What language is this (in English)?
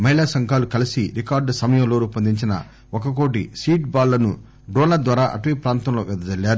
Telugu